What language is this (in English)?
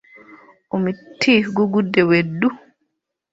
Ganda